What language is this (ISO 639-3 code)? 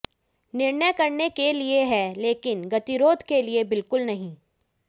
hin